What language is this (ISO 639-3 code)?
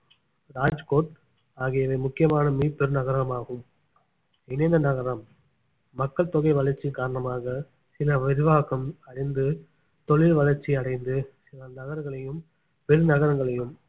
tam